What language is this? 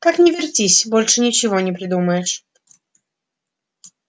Russian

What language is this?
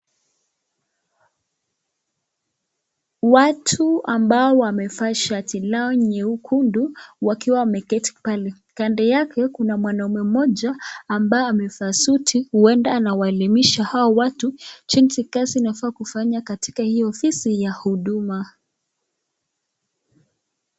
Swahili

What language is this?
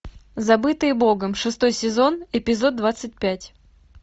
Russian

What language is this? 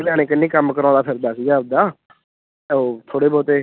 Punjabi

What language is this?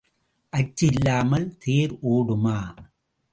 Tamil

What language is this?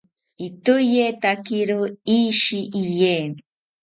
South Ucayali Ashéninka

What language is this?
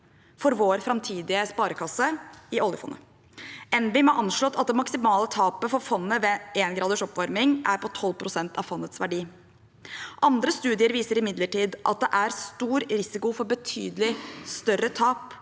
Norwegian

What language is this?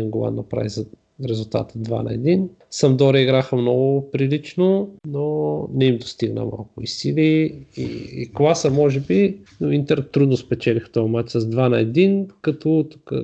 Bulgarian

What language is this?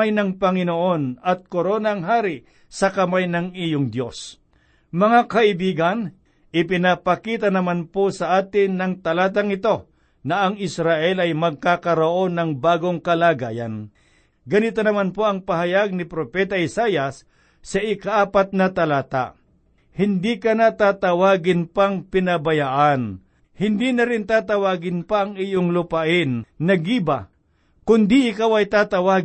Filipino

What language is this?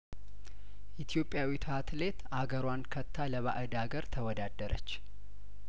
Amharic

